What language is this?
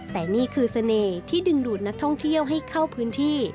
Thai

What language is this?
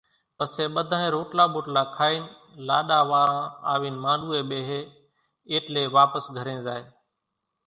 Kachi Koli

